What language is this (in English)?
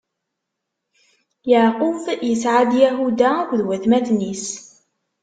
Kabyle